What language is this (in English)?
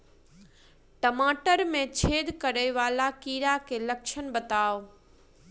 Maithili